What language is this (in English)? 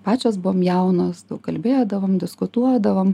Lithuanian